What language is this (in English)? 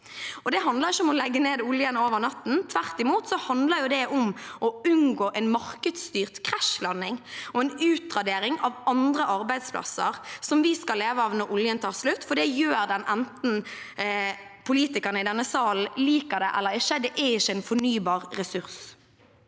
Norwegian